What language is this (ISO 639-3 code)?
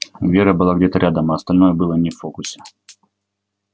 rus